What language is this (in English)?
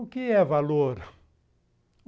Portuguese